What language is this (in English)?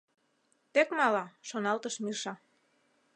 Mari